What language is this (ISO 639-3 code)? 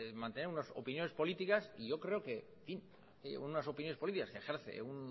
spa